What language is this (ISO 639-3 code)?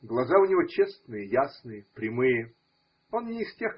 rus